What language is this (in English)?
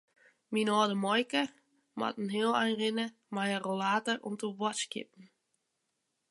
Western Frisian